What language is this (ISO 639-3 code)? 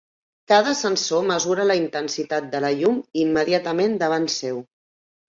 cat